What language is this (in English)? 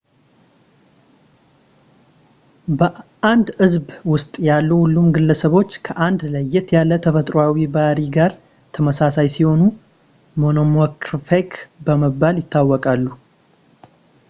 Amharic